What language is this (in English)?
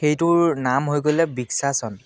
Assamese